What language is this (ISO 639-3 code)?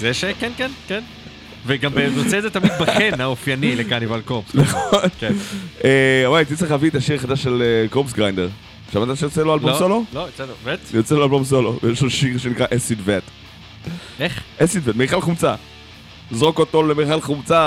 heb